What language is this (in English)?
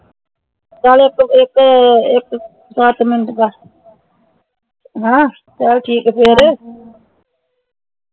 Punjabi